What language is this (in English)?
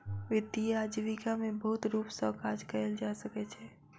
Maithili